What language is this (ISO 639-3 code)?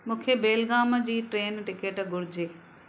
snd